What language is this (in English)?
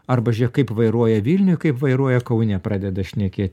Lithuanian